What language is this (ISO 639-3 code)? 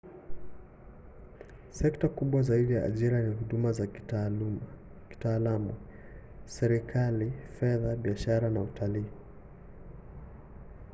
swa